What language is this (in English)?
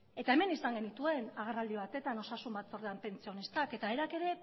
Basque